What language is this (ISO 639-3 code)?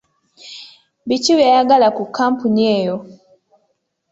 lug